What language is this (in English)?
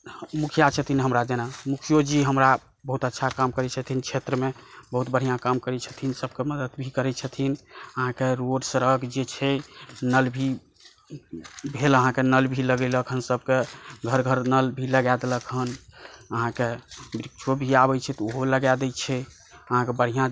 Maithili